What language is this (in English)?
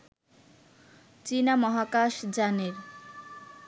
Bangla